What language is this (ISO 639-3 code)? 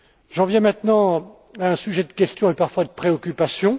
fra